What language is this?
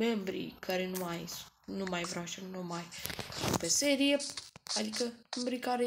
Romanian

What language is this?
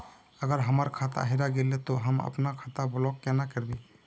Magahi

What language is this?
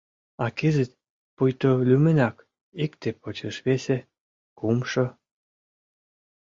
Mari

